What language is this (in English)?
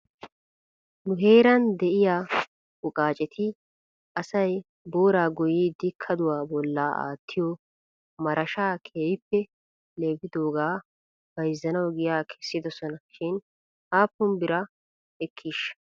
Wolaytta